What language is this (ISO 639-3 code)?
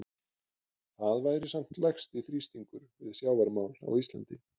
isl